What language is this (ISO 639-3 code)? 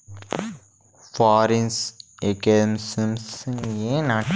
tel